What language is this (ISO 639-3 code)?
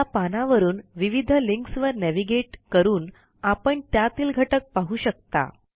mar